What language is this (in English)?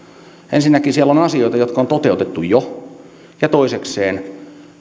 Finnish